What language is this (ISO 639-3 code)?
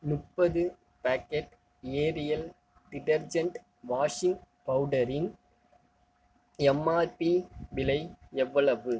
tam